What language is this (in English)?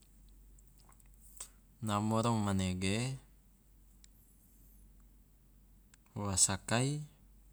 Loloda